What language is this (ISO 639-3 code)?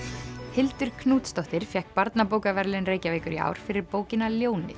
isl